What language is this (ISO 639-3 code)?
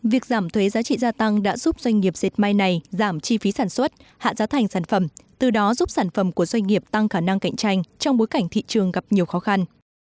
vie